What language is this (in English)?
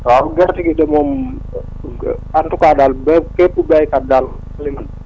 Wolof